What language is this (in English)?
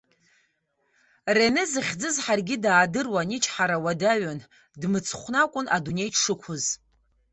Abkhazian